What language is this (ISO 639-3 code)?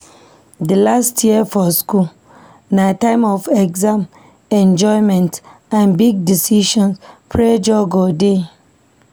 pcm